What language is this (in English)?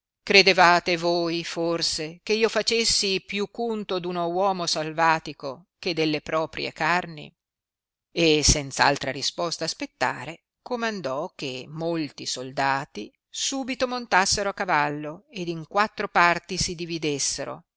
Italian